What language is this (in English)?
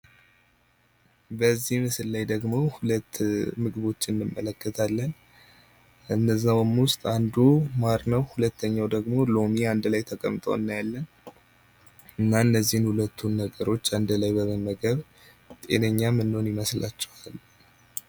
Amharic